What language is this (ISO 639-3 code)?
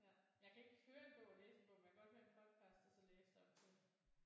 dan